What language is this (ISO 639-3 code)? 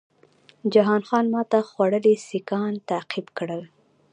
pus